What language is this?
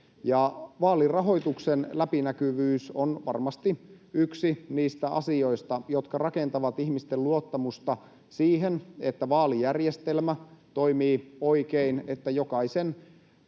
Finnish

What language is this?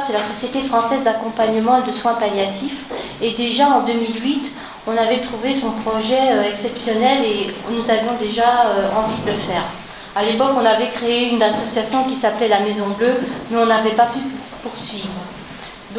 French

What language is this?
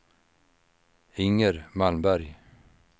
Swedish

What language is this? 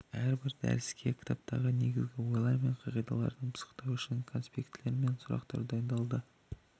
Kazakh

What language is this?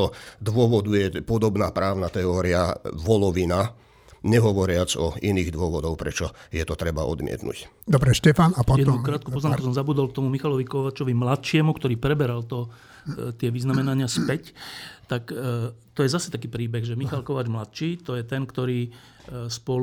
Slovak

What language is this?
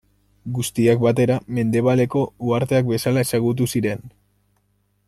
Basque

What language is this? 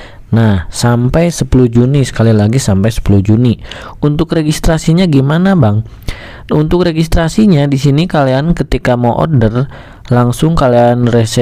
Indonesian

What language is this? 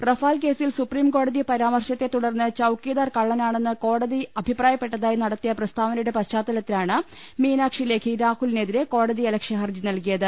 Malayalam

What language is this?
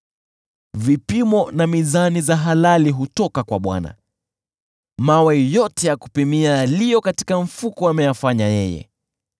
Swahili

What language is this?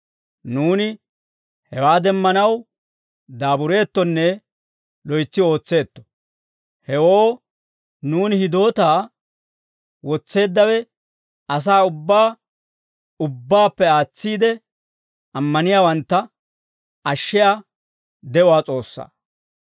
Dawro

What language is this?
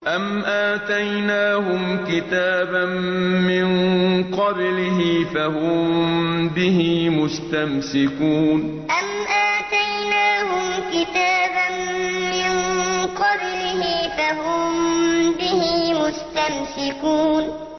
Arabic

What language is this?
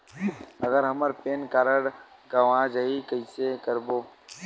Chhattisgarhi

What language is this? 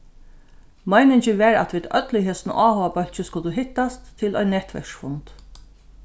Faroese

